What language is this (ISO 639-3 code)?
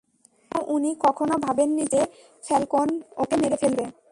ben